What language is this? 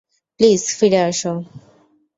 Bangla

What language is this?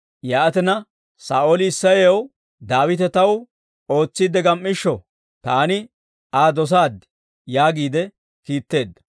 Dawro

